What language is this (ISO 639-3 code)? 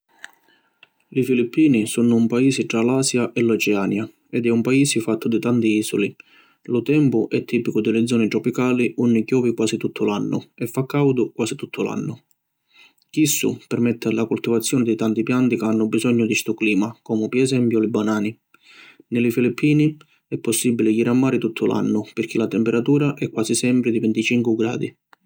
scn